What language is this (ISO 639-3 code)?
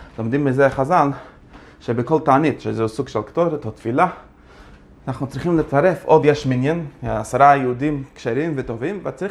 heb